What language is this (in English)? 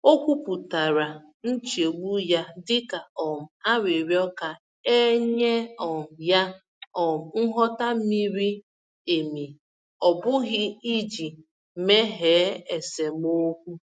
Igbo